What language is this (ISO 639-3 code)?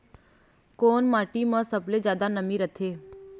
hne